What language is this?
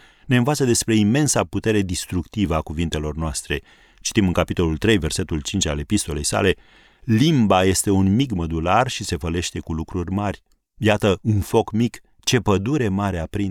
Romanian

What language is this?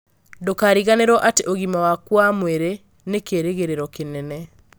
Kikuyu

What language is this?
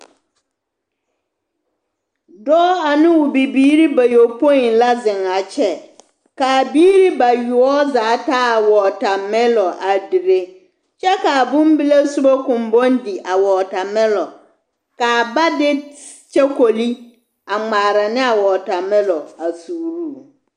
Southern Dagaare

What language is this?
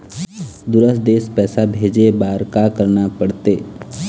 Chhattisgarhi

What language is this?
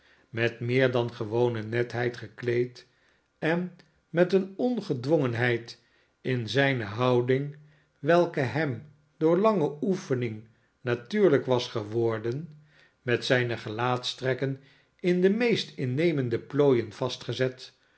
Dutch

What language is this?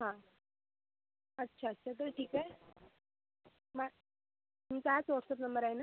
Marathi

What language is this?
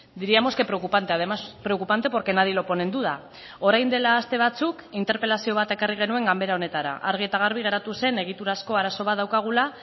Basque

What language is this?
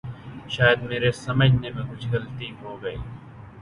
Urdu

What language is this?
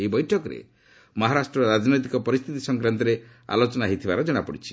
Odia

